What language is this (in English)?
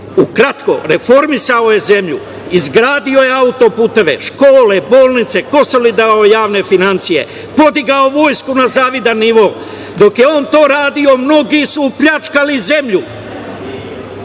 Serbian